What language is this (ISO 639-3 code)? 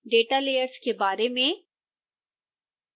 hin